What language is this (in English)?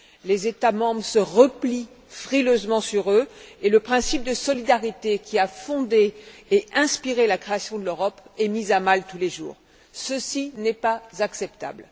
French